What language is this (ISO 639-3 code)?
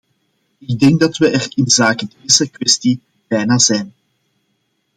nld